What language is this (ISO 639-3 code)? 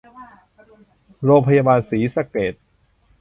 tha